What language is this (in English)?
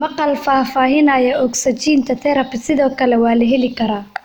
Somali